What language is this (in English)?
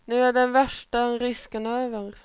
Swedish